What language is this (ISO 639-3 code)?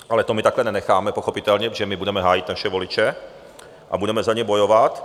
ces